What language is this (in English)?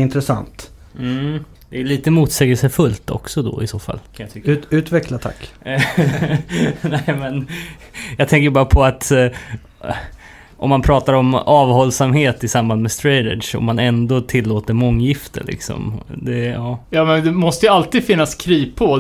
Swedish